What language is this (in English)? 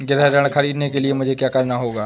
Hindi